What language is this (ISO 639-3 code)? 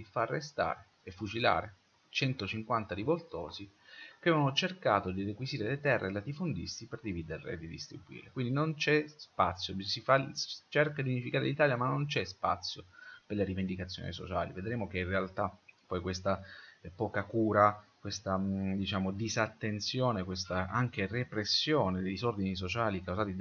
ita